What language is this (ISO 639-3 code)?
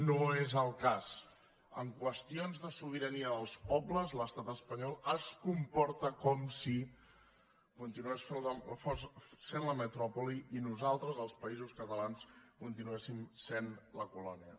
cat